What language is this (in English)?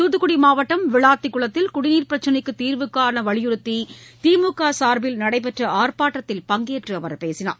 Tamil